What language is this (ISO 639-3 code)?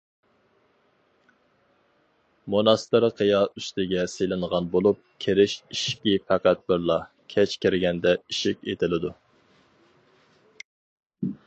uig